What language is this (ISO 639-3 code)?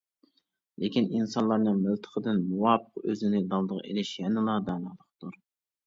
uig